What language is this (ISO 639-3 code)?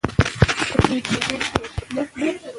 pus